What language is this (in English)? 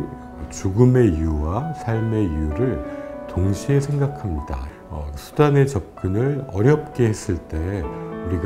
Korean